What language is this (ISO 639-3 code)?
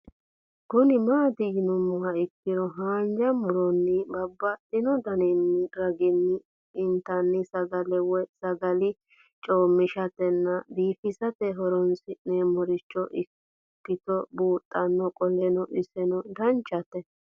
sid